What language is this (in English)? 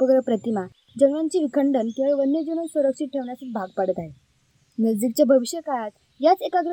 Marathi